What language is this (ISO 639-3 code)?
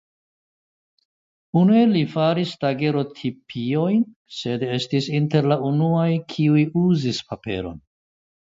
epo